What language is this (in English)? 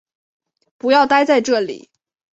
Chinese